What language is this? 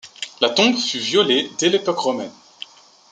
French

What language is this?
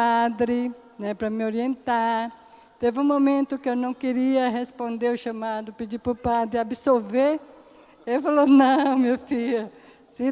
Portuguese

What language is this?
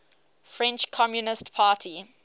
English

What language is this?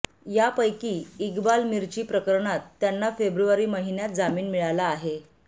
Marathi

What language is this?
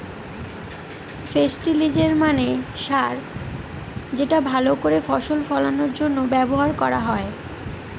Bangla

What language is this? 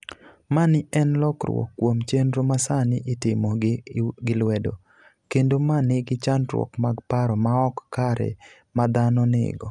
Luo (Kenya and Tanzania)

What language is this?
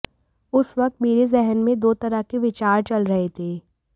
Hindi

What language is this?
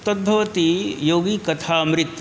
Sanskrit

